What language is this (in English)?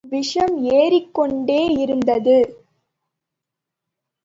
Tamil